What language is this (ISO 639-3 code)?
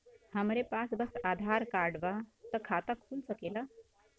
bho